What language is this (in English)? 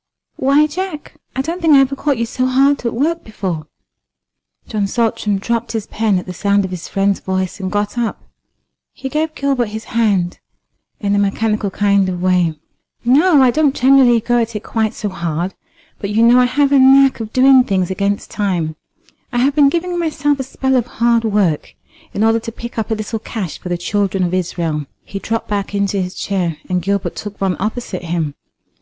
English